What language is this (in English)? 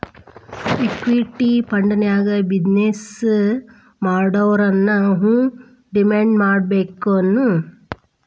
Kannada